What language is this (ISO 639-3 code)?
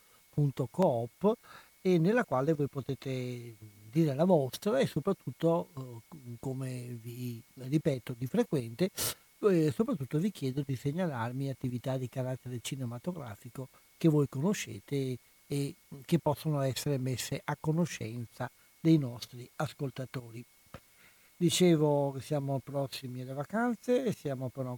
ita